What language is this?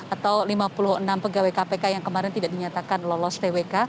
Indonesian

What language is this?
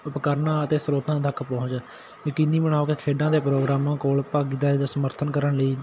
Punjabi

